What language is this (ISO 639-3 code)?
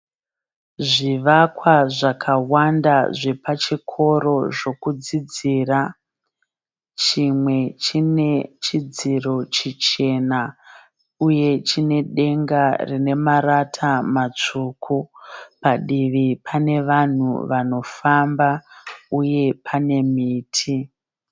sna